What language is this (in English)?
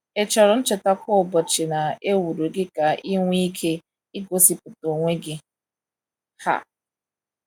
Igbo